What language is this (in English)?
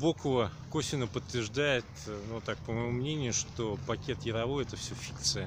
Russian